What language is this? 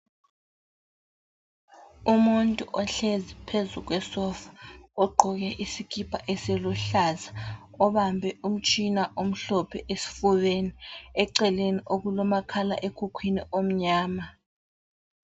North Ndebele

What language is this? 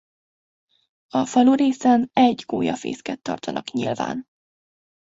Hungarian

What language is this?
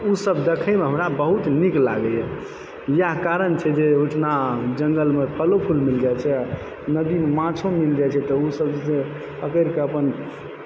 Maithili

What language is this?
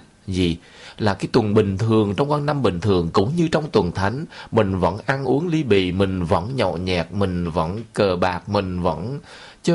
Vietnamese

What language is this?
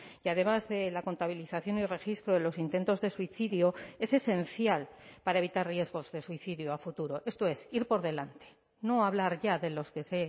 Spanish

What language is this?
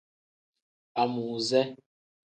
Tem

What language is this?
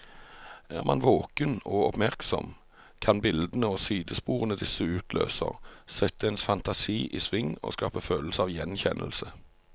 Norwegian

